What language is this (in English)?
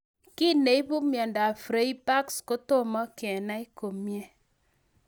Kalenjin